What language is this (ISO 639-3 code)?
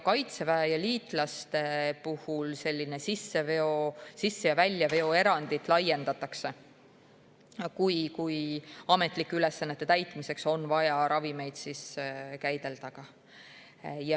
est